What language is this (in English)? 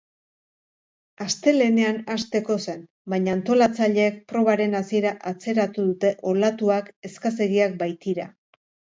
Basque